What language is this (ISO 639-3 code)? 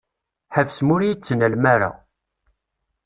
kab